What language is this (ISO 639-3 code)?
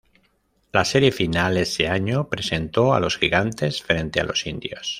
spa